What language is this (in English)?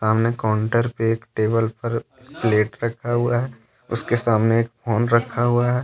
Hindi